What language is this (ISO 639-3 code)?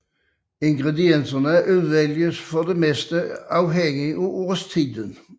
dan